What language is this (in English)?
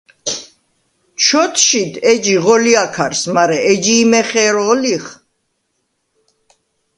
Svan